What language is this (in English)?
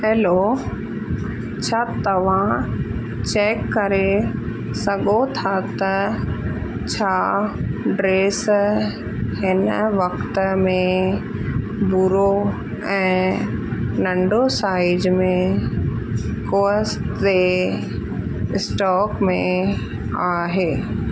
Sindhi